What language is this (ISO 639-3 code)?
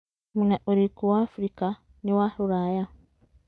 kik